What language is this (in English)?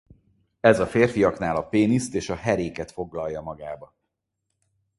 Hungarian